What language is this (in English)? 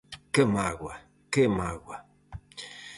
Galician